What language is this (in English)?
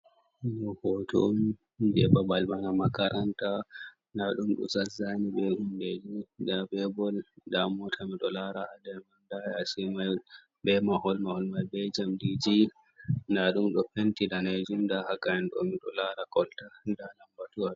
Fula